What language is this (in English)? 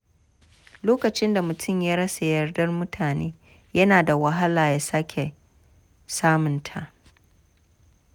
Hausa